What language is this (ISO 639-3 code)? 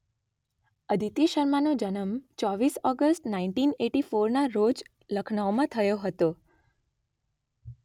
guj